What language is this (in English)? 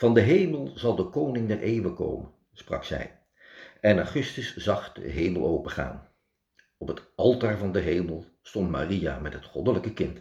Dutch